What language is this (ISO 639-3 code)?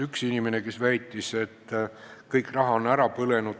est